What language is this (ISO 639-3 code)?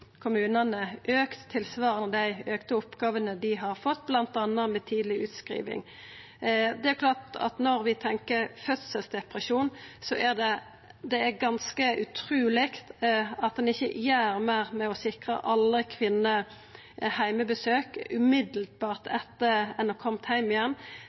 nno